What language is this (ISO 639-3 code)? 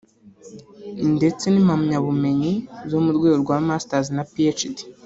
kin